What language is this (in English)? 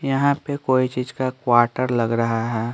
Hindi